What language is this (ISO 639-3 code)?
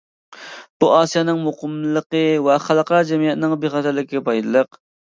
uig